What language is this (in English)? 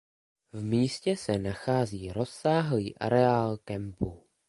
Czech